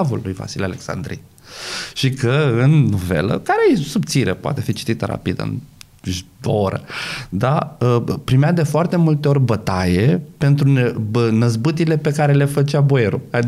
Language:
Romanian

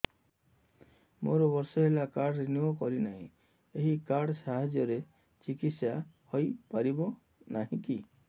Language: Odia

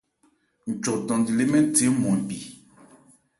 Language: Ebrié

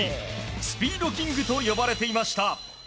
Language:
Japanese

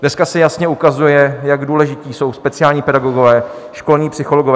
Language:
Czech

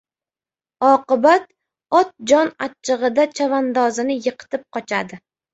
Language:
Uzbek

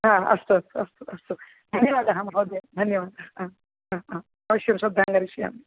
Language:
Sanskrit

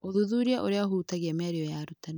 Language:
Kikuyu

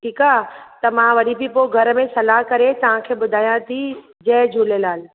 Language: Sindhi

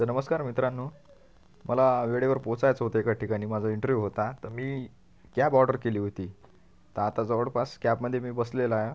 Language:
Marathi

